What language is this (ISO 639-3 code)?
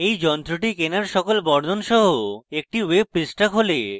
ben